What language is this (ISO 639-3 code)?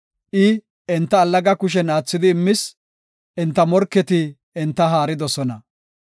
gof